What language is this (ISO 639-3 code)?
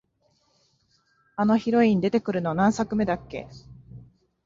jpn